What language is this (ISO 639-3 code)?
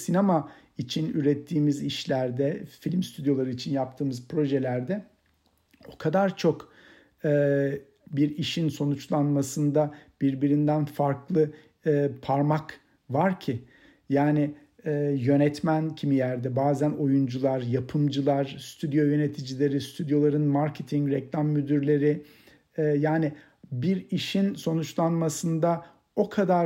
tur